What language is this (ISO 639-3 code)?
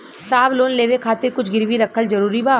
bho